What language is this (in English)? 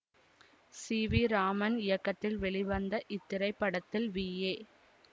Tamil